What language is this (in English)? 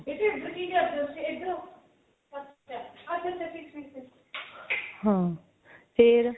Punjabi